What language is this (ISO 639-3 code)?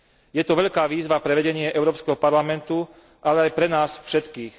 slk